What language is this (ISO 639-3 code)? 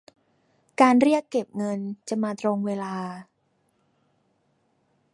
tha